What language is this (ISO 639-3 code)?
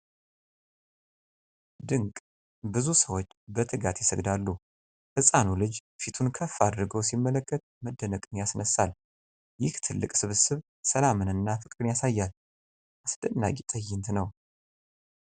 amh